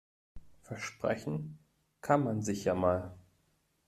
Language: German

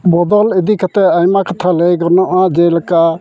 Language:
Santali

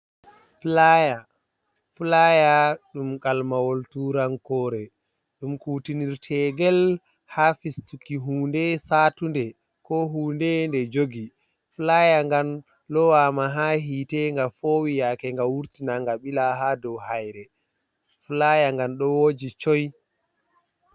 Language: Fula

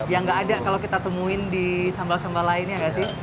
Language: Indonesian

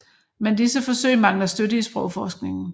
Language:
Danish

